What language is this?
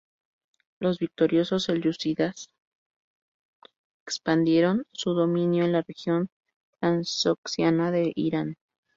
Spanish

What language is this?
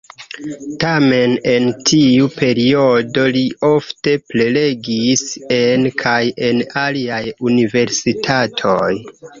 Esperanto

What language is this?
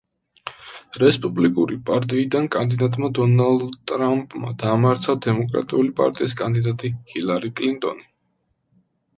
Georgian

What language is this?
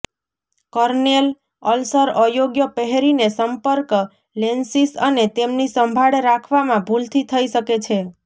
Gujarati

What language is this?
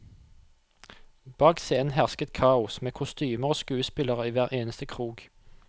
Norwegian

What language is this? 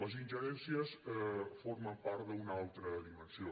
Catalan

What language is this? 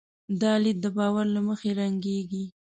Pashto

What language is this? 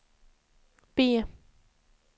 Swedish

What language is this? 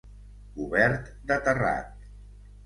Catalan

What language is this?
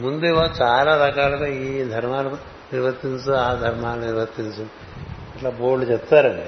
Telugu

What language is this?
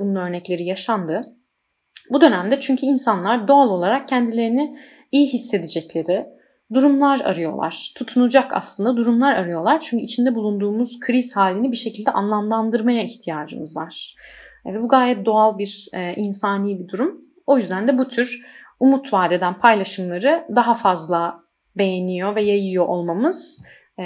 Turkish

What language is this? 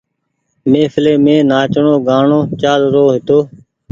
Goaria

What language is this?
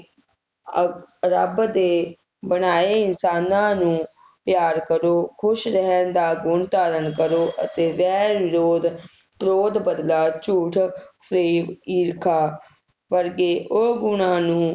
Punjabi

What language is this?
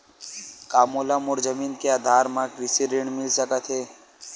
Chhattisgarhi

